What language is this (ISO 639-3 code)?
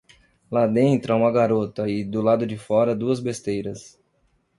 por